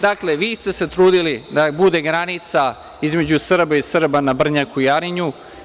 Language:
Serbian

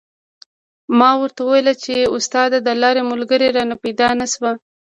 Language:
Pashto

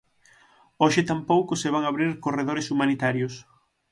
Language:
Galician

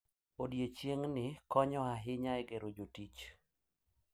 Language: Luo (Kenya and Tanzania)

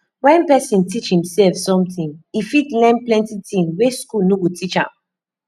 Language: Nigerian Pidgin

